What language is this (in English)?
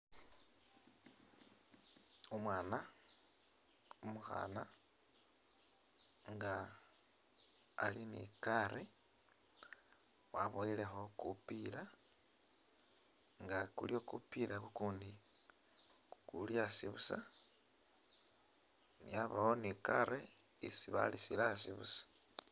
Masaaba